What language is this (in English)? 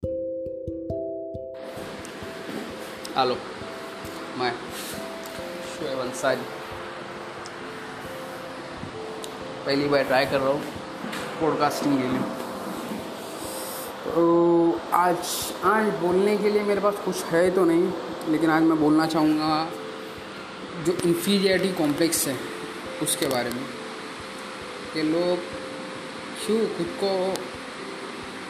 Hindi